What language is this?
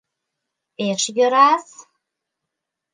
Mari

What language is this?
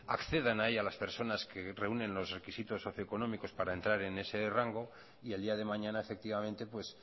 Spanish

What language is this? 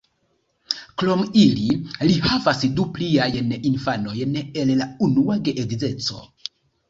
Esperanto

